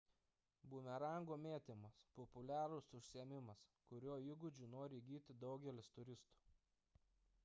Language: Lithuanian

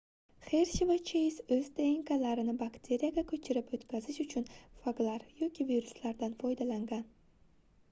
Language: Uzbek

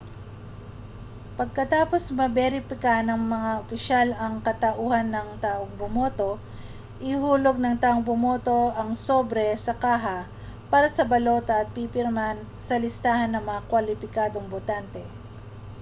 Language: Filipino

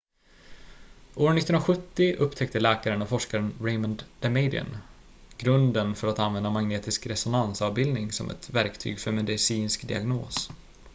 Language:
Swedish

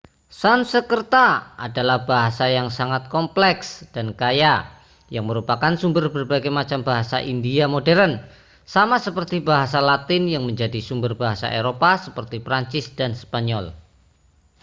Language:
Indonesian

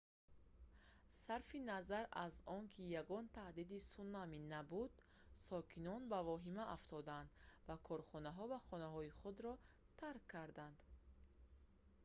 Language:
Tajik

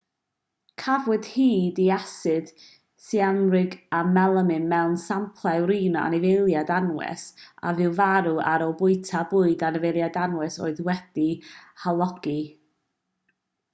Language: Welsh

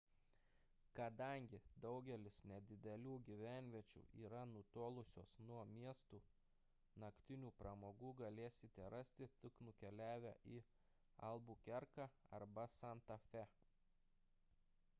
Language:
Lithuanian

